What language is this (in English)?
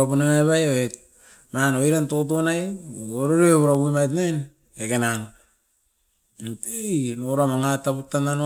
Askopan